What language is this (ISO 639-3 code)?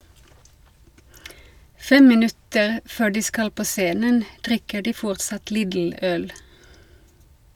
nor